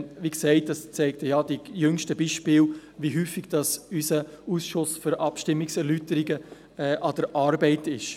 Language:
Swiss German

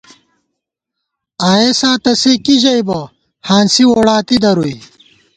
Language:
Gawar-Bati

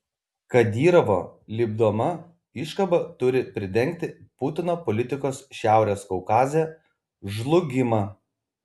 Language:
Lithuanian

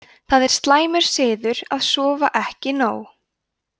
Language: Icelandic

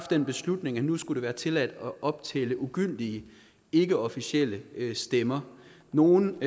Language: Danish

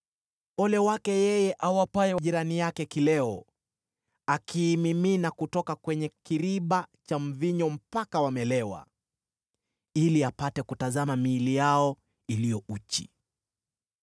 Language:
Swahili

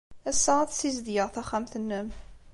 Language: Kabyle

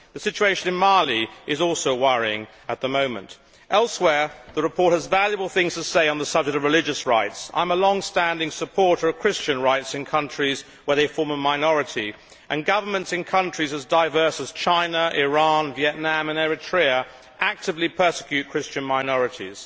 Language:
English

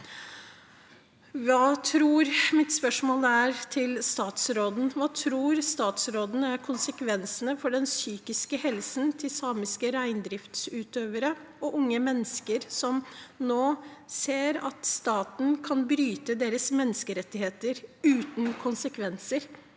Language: Norwegian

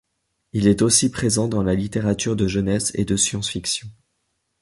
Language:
French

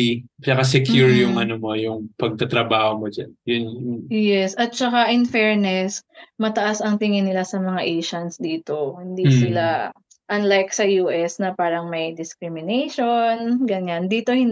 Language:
Filipino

